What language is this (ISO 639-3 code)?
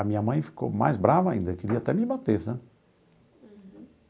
por